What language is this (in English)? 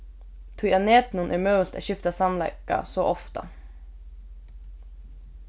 Faroese